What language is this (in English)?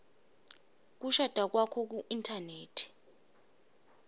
Swati